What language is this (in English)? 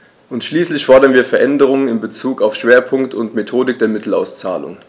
German